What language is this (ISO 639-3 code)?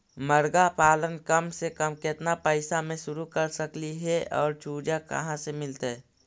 mag